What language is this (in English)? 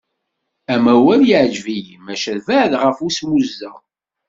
Kabyle